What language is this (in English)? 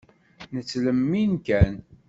Kabyle